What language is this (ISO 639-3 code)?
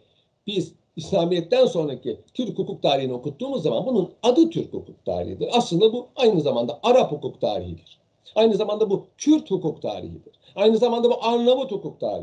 tur